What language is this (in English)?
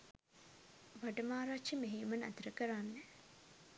Sinhala